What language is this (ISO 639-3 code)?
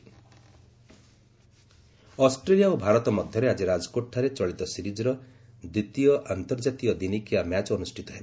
ori